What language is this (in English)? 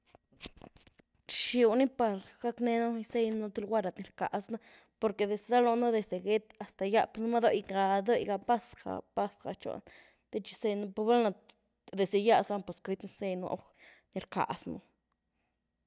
Güilá Zapotec